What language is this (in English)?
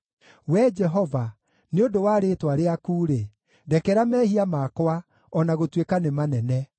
Kikuyu